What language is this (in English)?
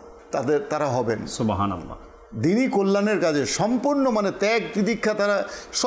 Arabic